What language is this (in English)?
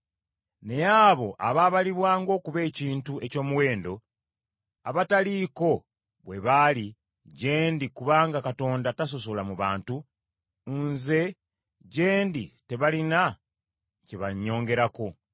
Ganda